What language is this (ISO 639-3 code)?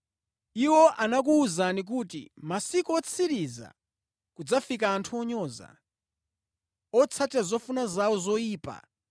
nya